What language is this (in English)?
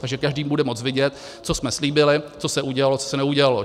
Czech